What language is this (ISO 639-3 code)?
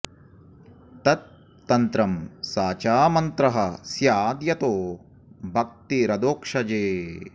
san